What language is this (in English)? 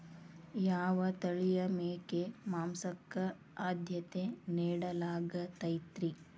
Kannada